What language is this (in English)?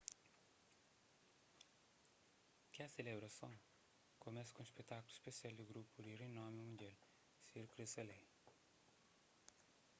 Kabuverdianu